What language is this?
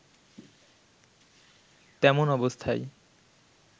Bangla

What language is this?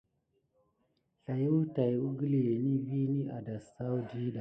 Gidar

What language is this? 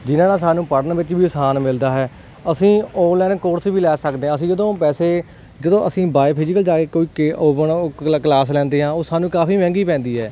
Punjabi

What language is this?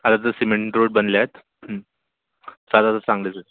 Marathi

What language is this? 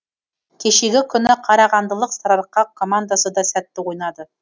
Kazakh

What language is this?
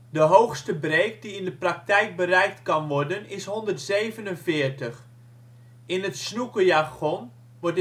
Dutch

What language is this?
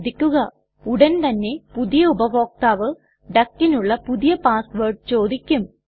Malayalam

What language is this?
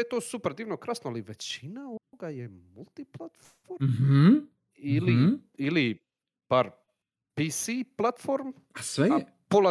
Croatian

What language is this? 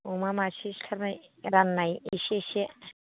Bodo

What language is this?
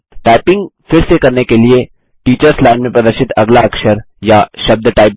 Hindi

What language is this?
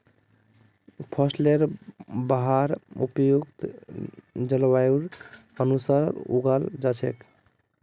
Magahi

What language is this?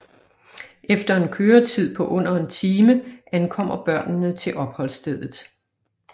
Danish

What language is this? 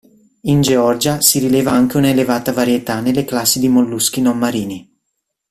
Italian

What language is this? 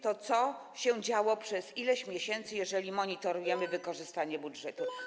Polish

